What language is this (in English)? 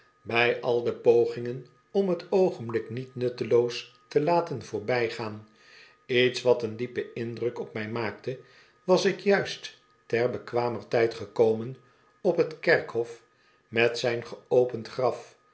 Dutch